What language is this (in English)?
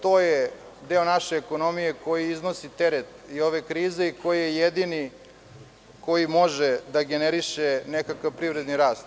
Serbian